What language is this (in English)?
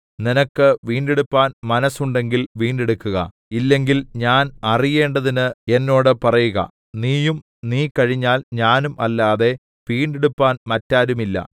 Malayalam